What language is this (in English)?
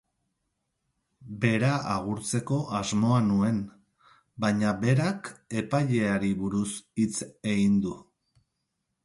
Basque